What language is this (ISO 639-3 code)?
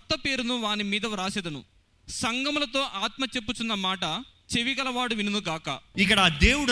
tel